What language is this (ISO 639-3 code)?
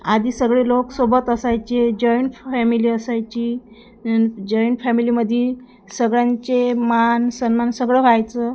mar